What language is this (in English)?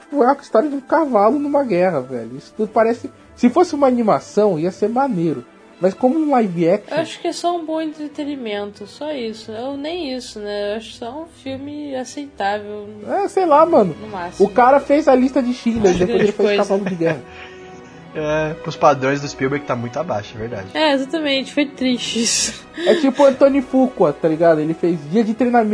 Portuguese